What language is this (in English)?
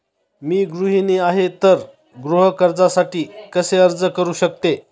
Marathi